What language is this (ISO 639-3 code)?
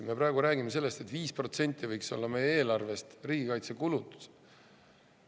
est